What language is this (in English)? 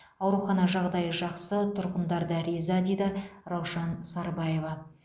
Kazakh